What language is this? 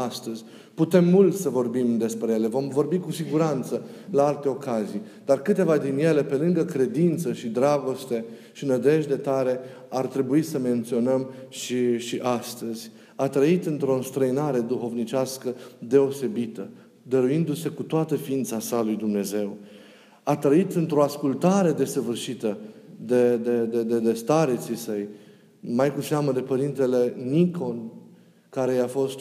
Romanian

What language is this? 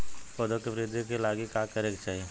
Bhojpuri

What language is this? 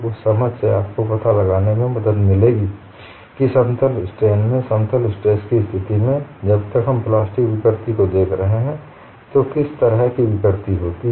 Hindi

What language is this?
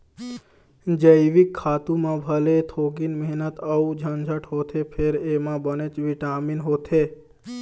Chhattisgarhi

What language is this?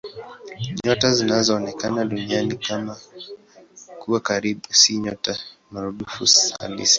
Swahili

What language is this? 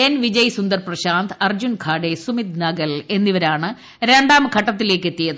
Malayalam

